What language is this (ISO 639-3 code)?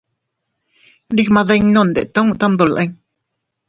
cut